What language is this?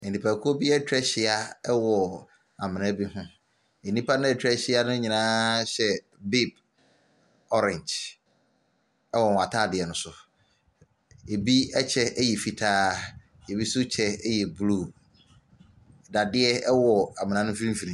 Akan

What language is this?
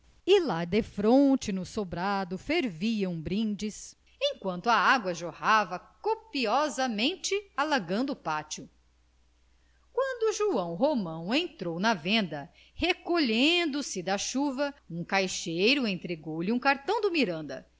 Portuguese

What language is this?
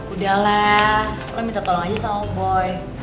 Indonesian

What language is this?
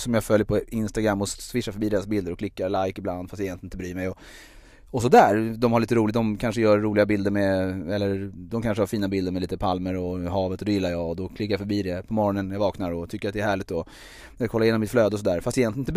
Swedish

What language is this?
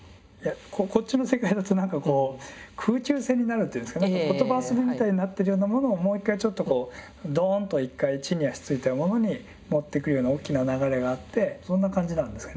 Japanese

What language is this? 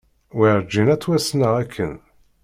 Kabyle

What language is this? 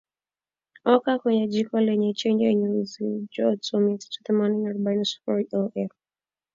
Swahili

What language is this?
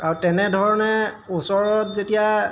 Assamese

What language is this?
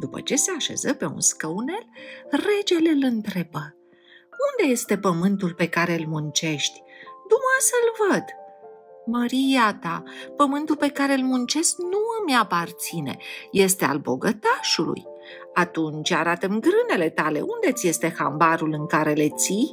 Romanian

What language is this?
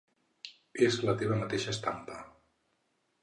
Catalan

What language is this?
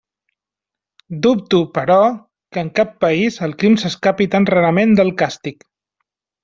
Catalan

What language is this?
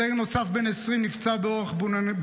Hebrew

